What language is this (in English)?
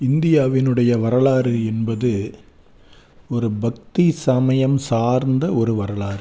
Tamil